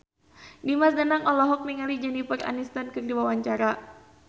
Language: Sundanese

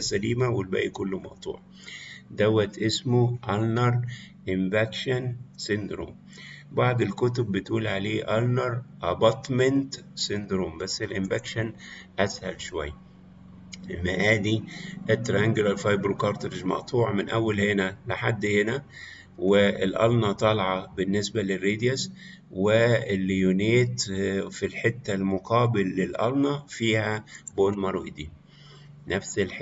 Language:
Arabic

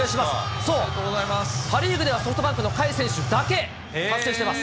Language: Japanese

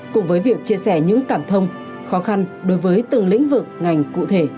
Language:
Vietnamese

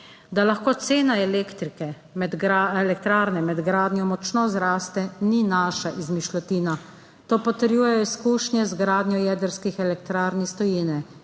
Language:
Slovenian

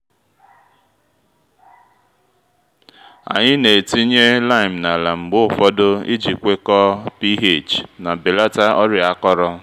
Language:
Igbo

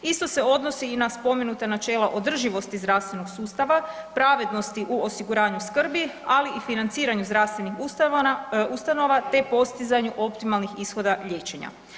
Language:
Croatian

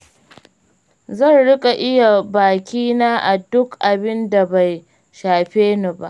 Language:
Hausa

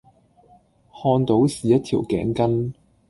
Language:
Cantonese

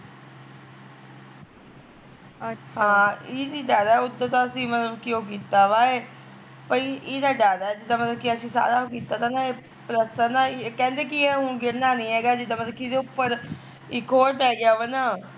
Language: Punjabi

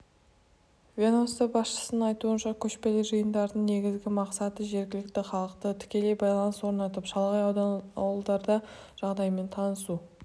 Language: Kazakh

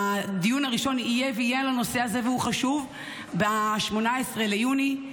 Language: Hebrew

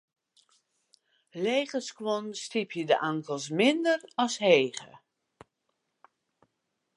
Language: Western Frisian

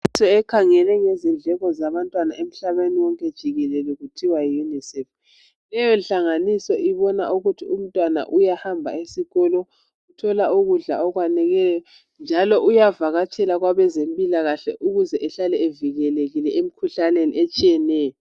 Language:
North Ndebele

